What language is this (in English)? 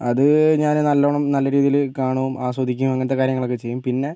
Malayalam